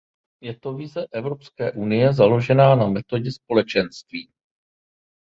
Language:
Czech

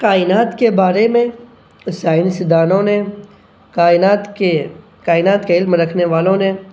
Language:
Urdu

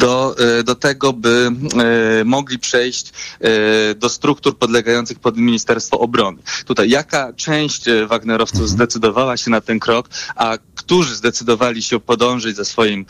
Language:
Polish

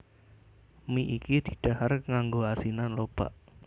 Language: Javanese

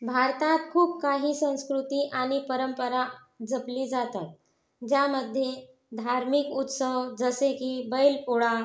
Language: Marathi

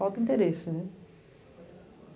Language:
Portuguese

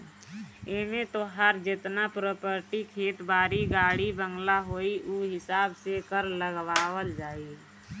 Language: Bhojpuri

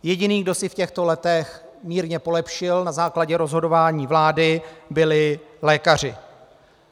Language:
Czech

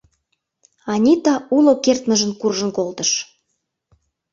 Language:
Mari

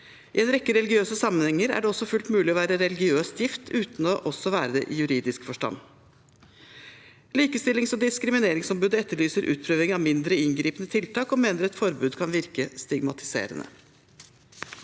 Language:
Norwegian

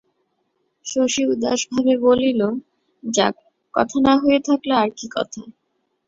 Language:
Bangla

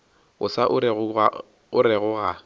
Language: Northern Sotho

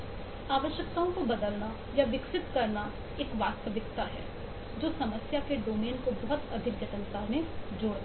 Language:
Hindi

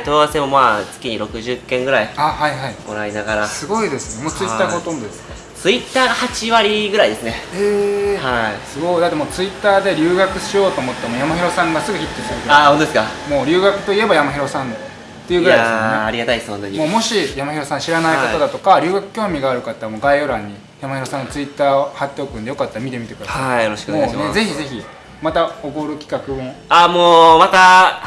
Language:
Japanese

